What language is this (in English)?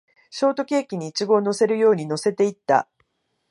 Japanese